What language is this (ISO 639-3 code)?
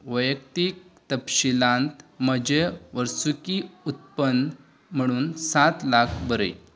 kok